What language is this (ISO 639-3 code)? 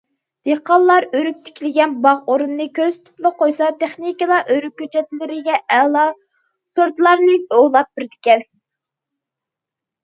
uig